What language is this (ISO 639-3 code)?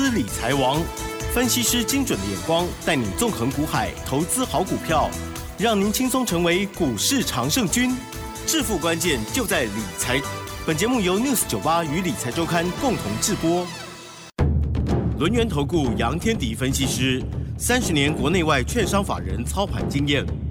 zho